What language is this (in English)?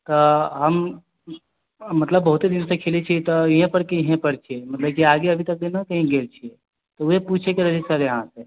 Maithili